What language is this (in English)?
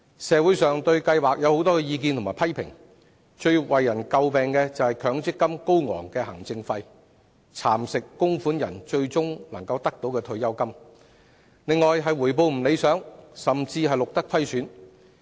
Cantonese